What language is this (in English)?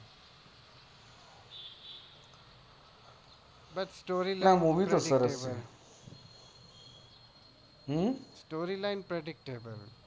Gujarati